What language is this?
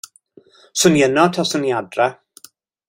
Welsh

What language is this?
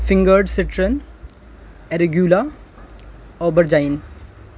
Urdu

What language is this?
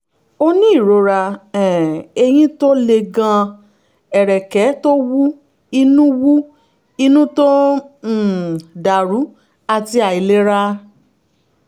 Yoruba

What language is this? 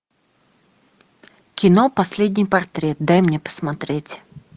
Russian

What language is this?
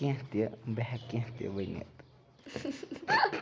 Kashmiri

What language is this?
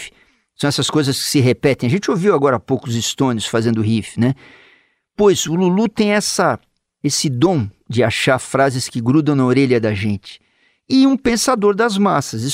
Portuguese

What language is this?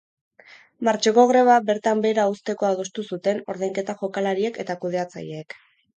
Basque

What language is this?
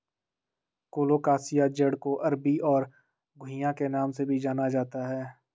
Hindi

